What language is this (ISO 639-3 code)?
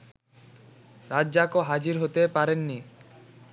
ben